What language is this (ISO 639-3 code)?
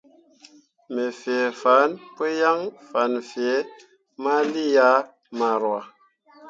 mua